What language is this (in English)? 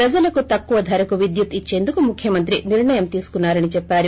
Telugu